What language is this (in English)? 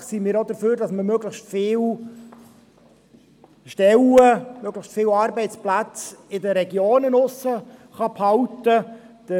Swiss German